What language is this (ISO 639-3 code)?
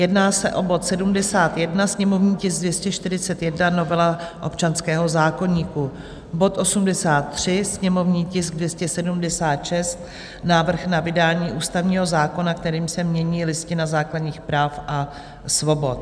ces